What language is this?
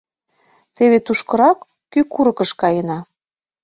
Mari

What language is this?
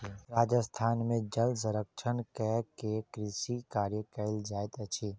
Maithili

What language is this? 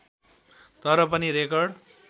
Nepali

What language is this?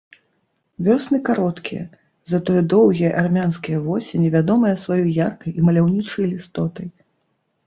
Belarusian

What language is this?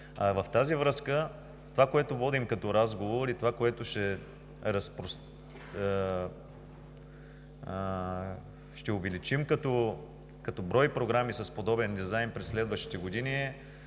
Bulgarian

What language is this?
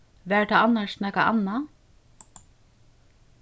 Faroese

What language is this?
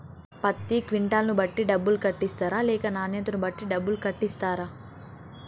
Telugu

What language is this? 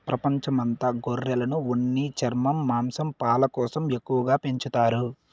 Telugu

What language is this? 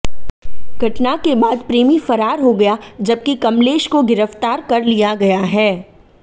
Hindi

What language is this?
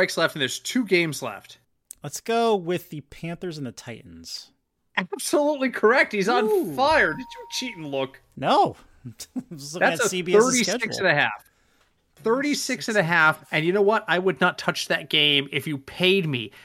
English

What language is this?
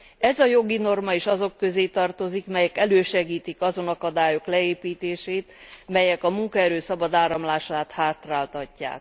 Hungarian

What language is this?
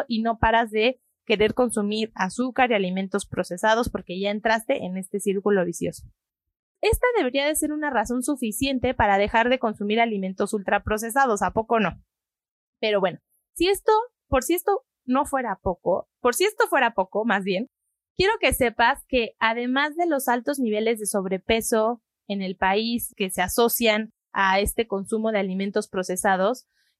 Spanish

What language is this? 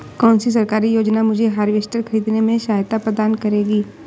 Hindi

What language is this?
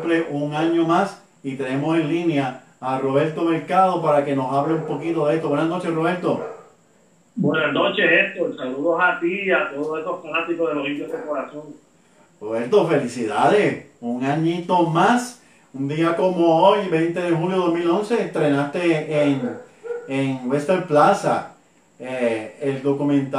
Spanish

